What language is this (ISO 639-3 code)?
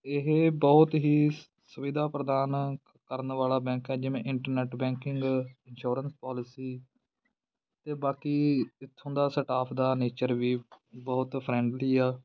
pan